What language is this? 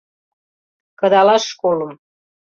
Mari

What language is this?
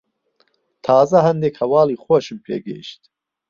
Central Kurdish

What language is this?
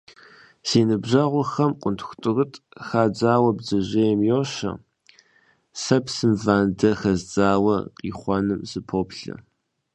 Kabardian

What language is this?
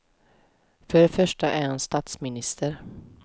Swedish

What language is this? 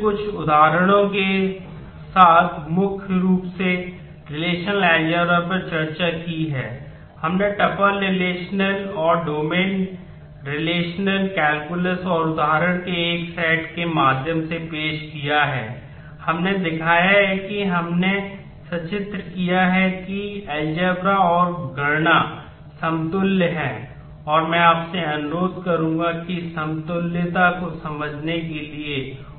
Hindi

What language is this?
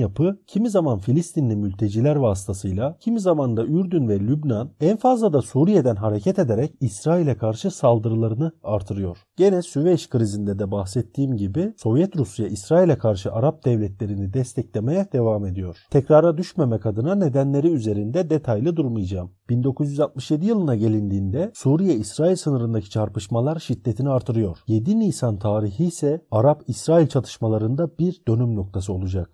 Turkish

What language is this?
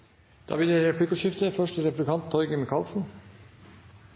Norwegian Bokmål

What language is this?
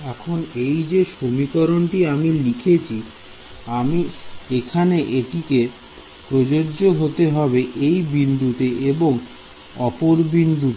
Bangla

